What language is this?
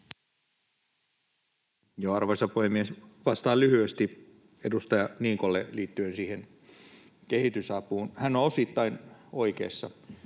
Finnish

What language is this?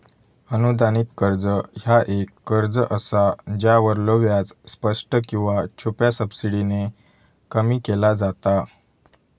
Marathi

